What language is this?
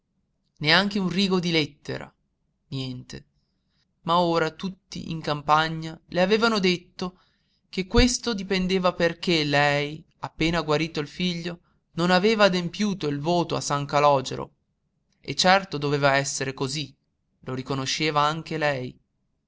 Italian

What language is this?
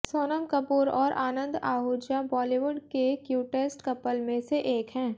Hindi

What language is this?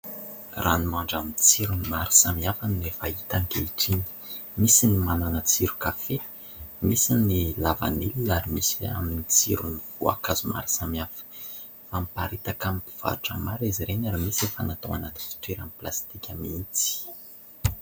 Malagasy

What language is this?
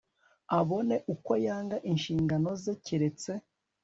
Kinyarwanda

